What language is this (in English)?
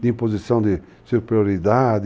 Portuguese